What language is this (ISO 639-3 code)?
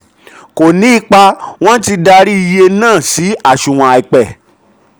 yor